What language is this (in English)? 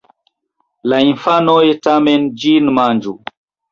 Esperanto